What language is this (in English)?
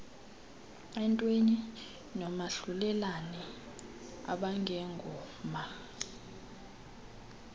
Xhosa